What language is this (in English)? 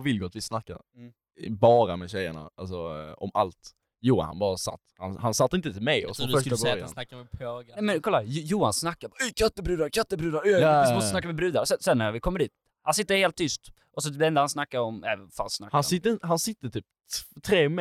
Swedish